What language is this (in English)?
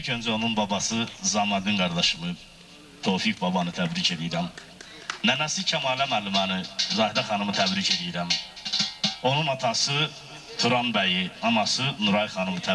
Turkish